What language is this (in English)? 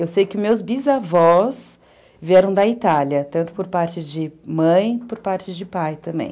Portuguese